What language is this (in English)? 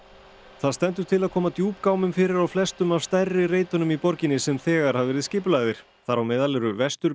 Icelandic